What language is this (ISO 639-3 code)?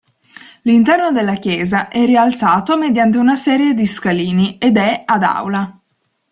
ita